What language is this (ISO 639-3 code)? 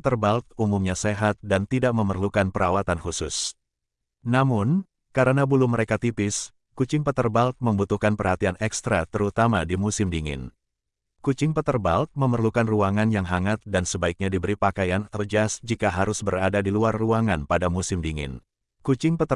ind